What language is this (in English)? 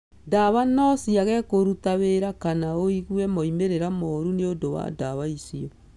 Kikuyu